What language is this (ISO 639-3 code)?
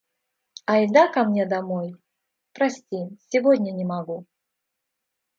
rus